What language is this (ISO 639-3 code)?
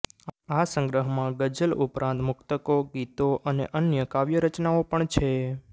guj